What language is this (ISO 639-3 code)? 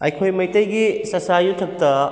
mni